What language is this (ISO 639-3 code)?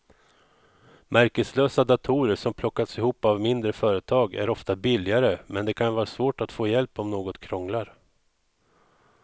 swe